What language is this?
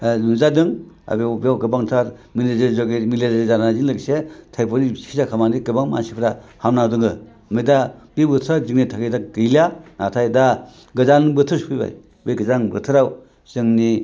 Bodo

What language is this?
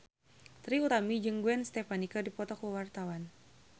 Sundanese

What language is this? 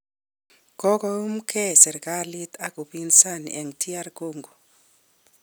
Kalenjin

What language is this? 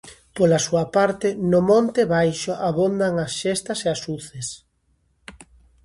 Galician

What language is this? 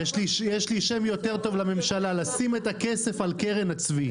Hebrew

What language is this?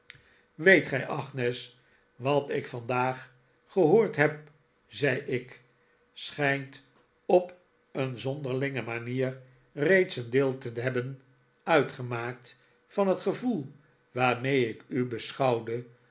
Dutch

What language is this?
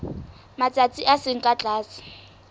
Southern Sotho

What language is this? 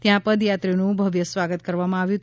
Gujarati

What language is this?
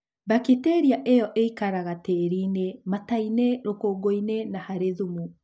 Kikuyu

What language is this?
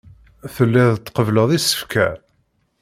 Kabyle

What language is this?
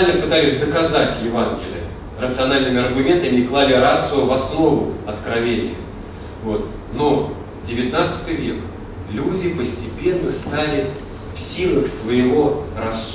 Russian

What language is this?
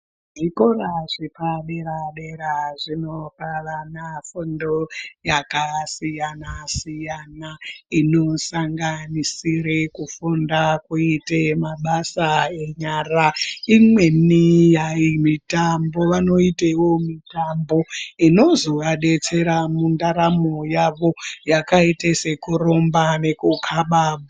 Ndau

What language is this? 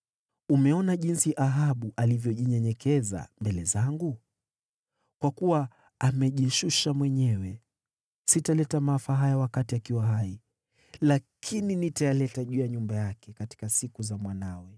Swahili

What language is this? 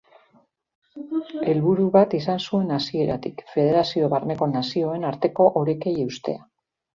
Basque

